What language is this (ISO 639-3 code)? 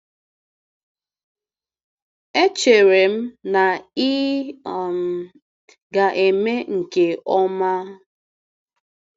ibo